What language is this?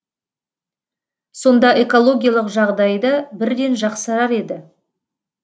Kazakh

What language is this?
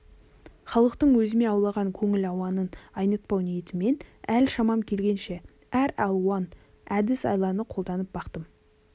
Kazakh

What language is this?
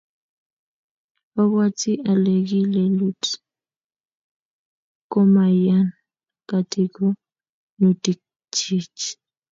Kalenjin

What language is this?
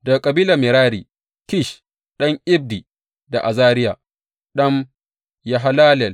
Hausa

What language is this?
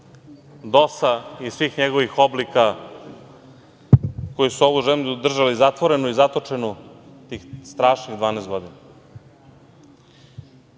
Serbian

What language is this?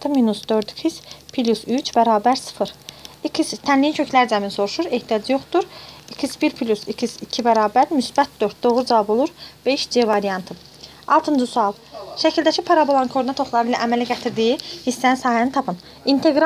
Turkish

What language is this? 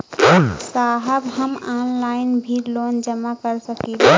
Bhojpuri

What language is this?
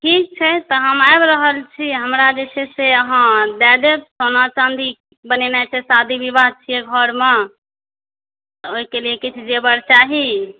Maithili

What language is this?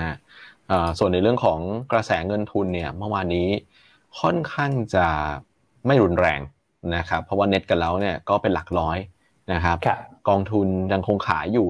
Thai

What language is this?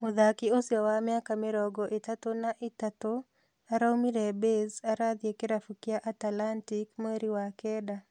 Kikuyu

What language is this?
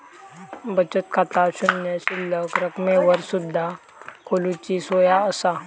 Marathi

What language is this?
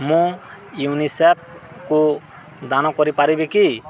Odia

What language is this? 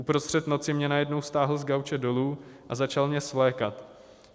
Czech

